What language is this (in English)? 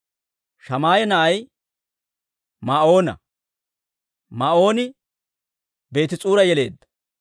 Dawro